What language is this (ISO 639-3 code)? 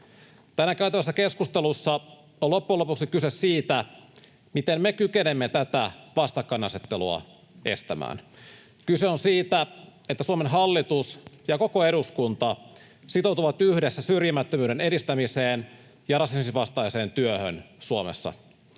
fin